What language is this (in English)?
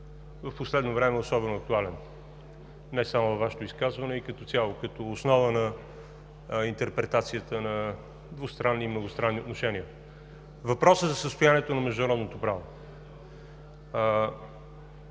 Bulgarian